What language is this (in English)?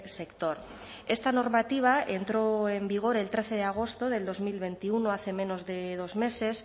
Spanish